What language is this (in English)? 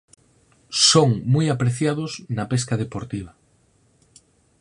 Galician